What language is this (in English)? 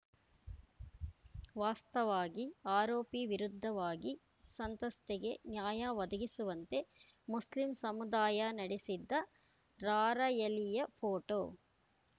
Kannada